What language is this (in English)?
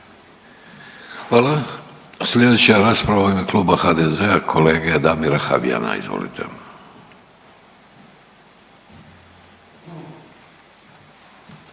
Croatian